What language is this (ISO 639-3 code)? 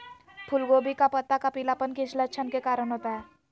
mag